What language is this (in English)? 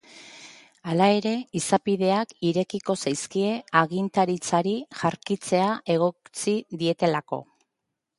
Basque